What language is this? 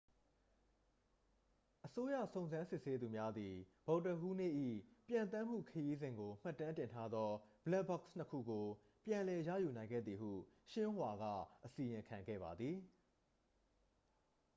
Burmese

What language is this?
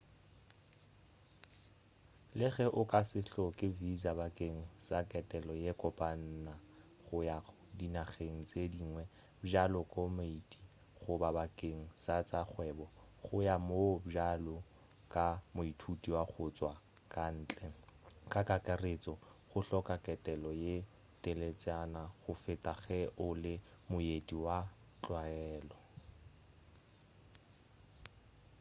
Northern Sotho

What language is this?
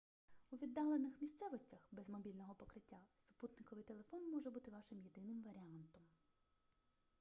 Ukrainian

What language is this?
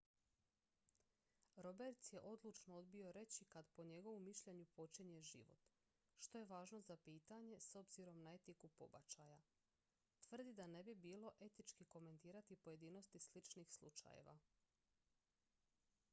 Croatian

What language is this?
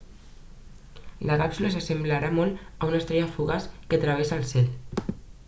Catalan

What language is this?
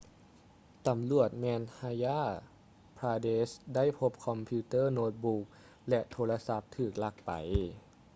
Lao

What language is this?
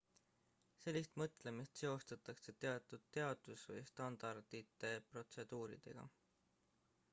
Estonian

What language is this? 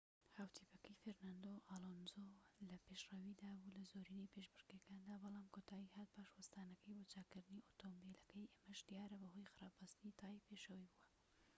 Central Kurdish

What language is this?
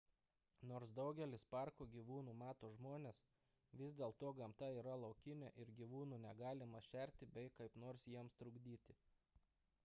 Lithuanian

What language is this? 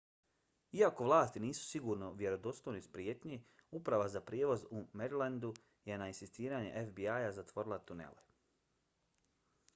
Bosnian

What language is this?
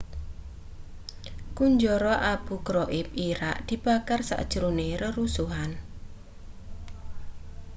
Javanese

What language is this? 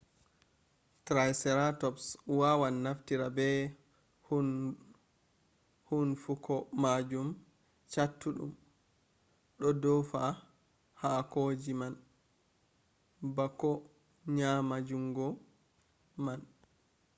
Fula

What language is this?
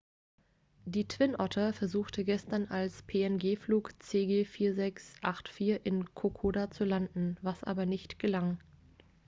German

